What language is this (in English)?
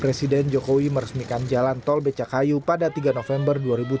Indonesian